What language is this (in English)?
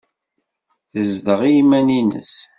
Kabyle